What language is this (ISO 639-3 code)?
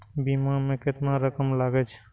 mai